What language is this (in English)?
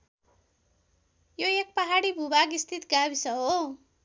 Nepali